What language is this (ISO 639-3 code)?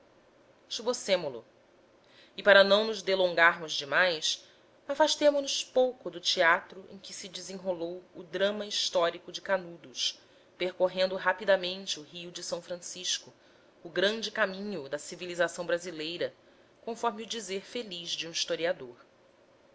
por